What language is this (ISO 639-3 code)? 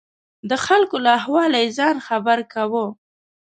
pus